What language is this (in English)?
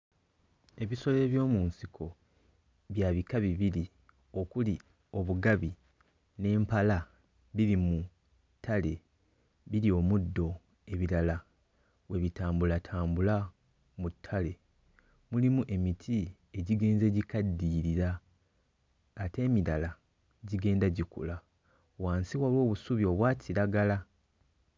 Ganda